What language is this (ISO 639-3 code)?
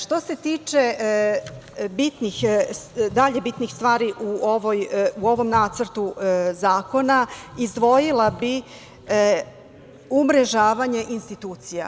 srp